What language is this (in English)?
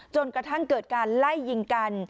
Thai